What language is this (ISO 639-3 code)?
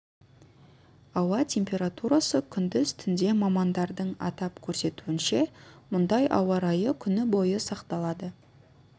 kaz